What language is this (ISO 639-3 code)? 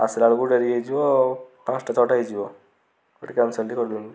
ori